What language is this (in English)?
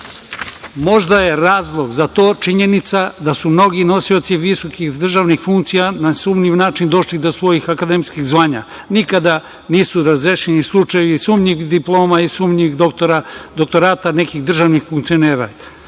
Serbian